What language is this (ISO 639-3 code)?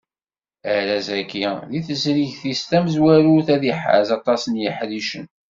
kab